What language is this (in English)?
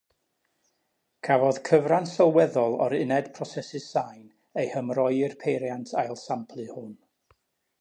Welsh